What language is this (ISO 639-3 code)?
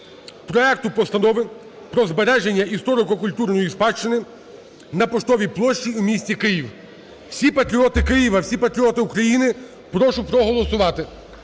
ukr